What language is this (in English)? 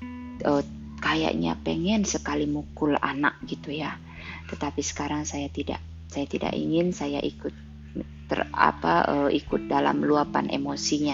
Indonesian